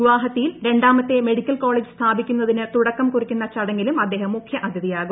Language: Malayalam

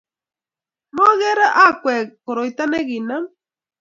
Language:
Kalenjin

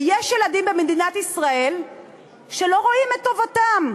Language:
Hebrew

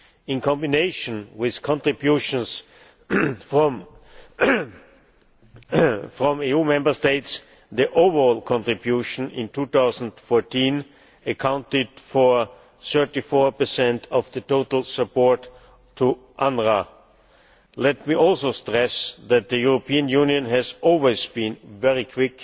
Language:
English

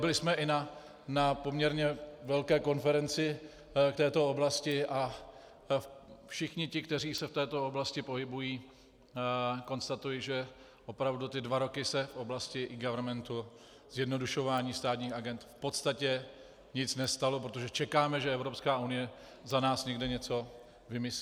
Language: Czech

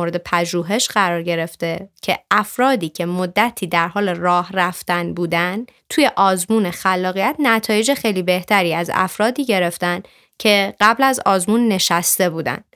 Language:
Persian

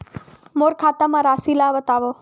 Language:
Chhattisgarhi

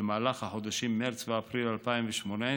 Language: Hebrew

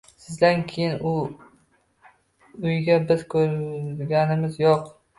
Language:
Uzbek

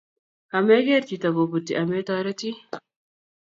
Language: Kalenjin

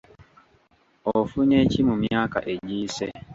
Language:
Ganda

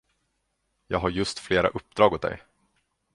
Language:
Swedish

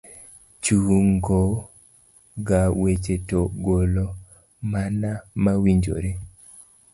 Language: Luo (Kenya and Tanzania)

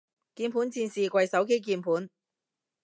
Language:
Cantonese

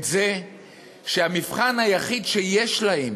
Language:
Hebrew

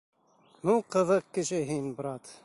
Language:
Bashkir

